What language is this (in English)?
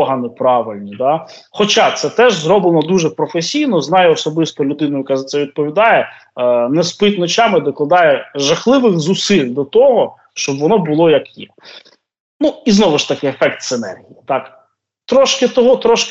Ukrainian